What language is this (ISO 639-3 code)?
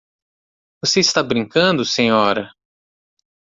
por